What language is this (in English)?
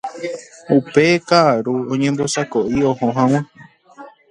Guarani